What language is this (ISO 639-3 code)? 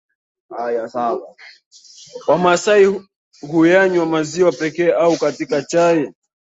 swa